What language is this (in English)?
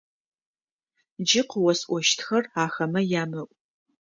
Adyghe